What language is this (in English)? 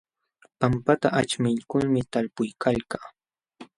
Jauja Wanca Quechua